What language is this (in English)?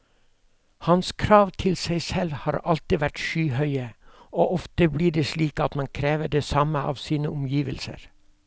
Norwegian